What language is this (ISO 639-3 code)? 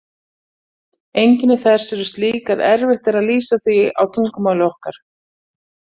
isl